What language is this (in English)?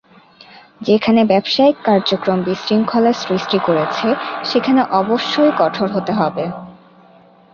Bangla